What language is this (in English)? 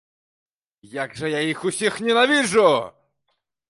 Belarusian